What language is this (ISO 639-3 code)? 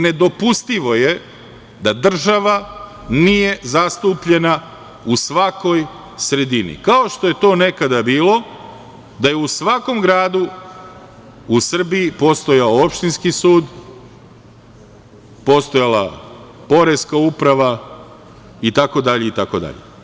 srp